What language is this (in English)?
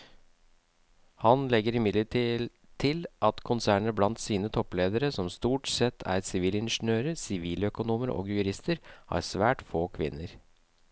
Norwegian